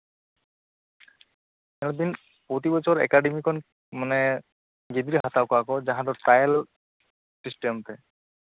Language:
Santali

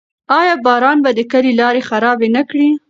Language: Pashto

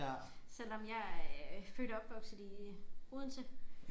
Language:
Danish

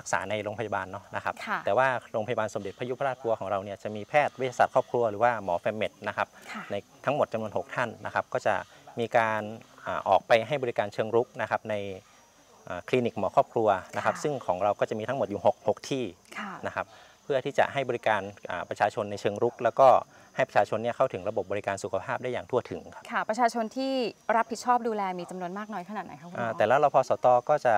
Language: Thai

